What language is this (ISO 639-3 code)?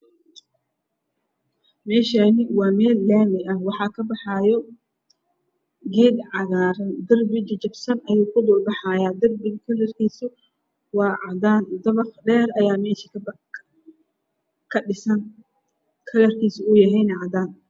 som